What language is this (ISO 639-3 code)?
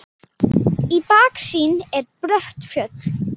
isl